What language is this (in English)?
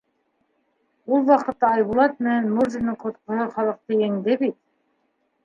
Bashkir